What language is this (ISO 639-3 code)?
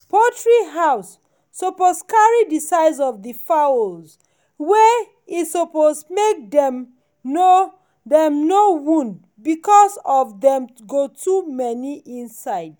pcm